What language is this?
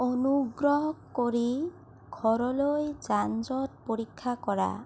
Assamese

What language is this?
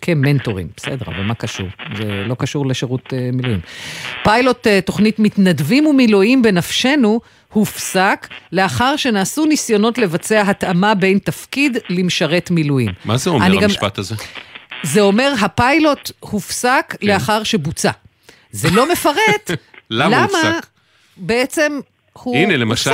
Hebrew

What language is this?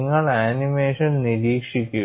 Malayalam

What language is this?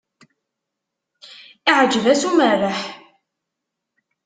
Kabyle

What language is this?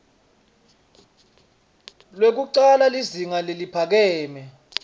Swati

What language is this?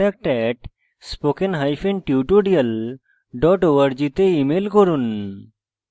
Bangla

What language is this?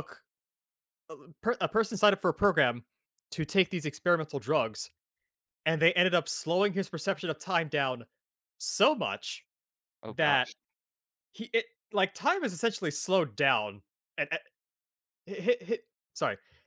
English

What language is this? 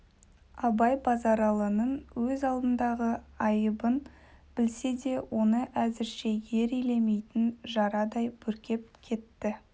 Kazakh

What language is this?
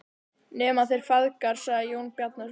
Icelandic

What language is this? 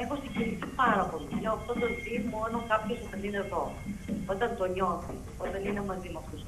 Greek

